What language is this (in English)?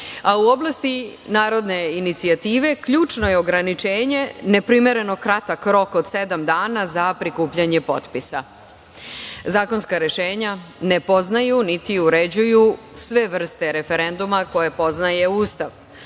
Serbian